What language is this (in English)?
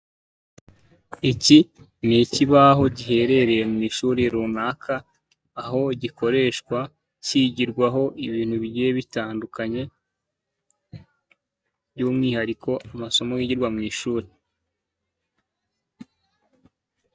Kinyarwanda